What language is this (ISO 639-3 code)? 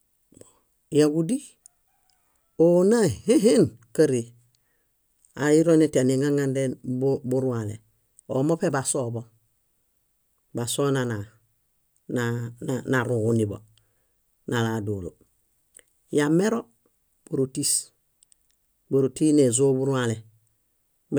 bda